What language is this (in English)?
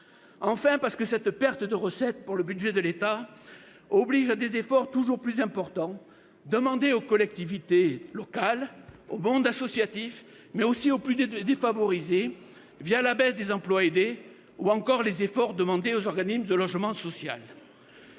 French